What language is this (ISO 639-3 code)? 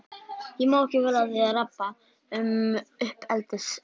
isl